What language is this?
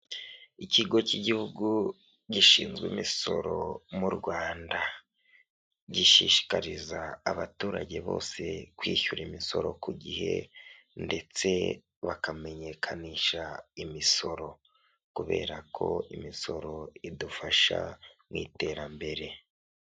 Kinyarwanda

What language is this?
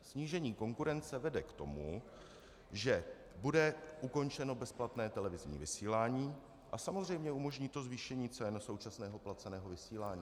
Czech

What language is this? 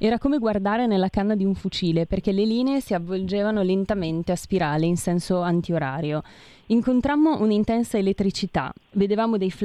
Italian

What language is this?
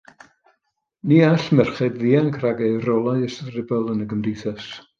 Welsh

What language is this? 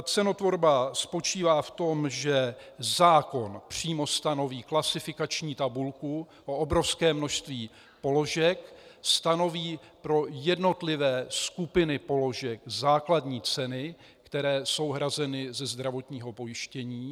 Czech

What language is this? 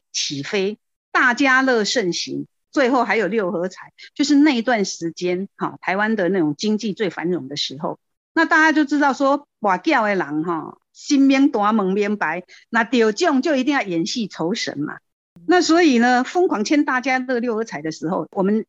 Chinese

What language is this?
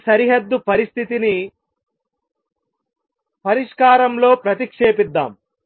Telugu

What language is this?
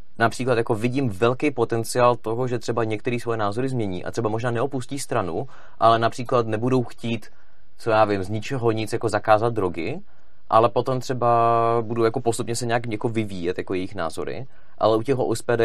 Czech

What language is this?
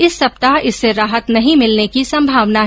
Hindi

